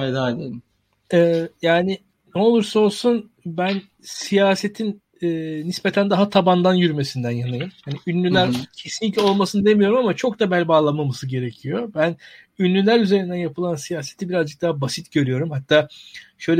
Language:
Turkish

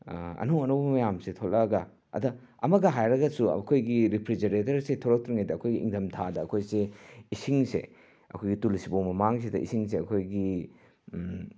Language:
Manipuri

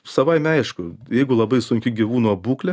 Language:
Lithuanian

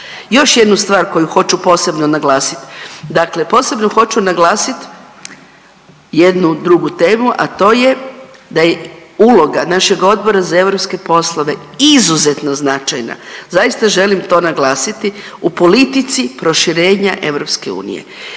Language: Croatian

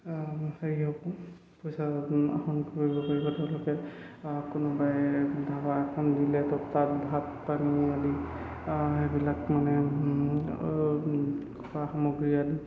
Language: Assamese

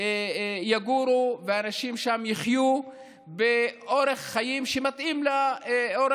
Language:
Hebrew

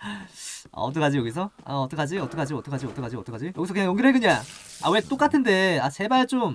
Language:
Korean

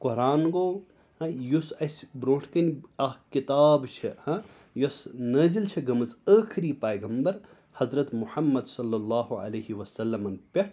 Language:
Kashmiri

